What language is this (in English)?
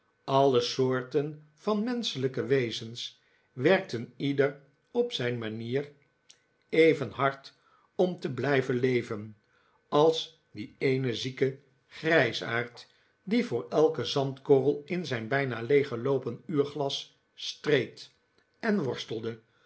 Dutch